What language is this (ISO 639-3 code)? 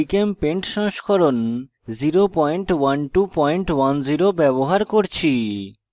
ben